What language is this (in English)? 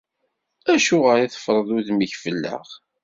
Kabyle